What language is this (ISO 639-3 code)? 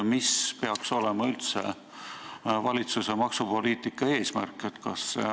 est